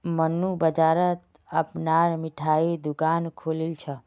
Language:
Magahi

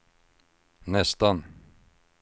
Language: Swedish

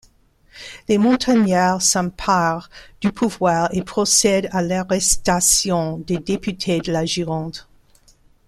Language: French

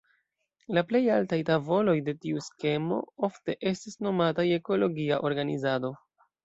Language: Esperanto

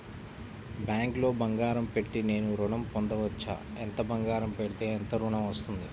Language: Telugu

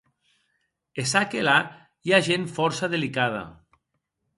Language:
Occitan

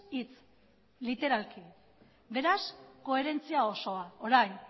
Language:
Basque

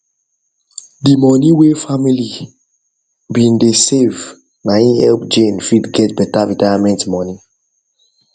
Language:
Nigerian Pidgin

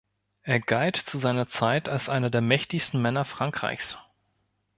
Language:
German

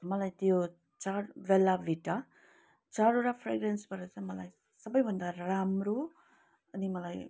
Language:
Nepali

